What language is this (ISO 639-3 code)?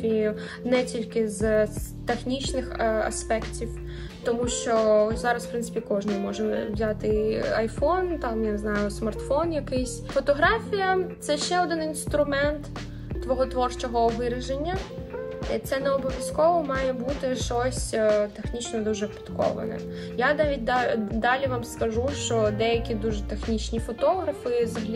ukr